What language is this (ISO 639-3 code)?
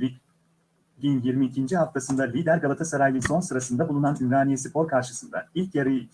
tur